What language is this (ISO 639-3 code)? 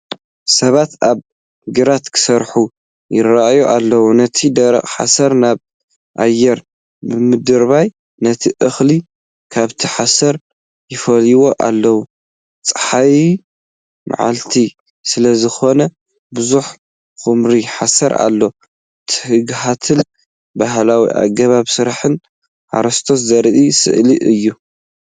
tir